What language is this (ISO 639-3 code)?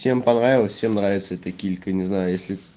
rus